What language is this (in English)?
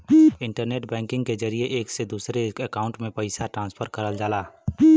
Bhojpuri